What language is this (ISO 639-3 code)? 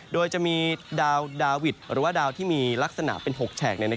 tha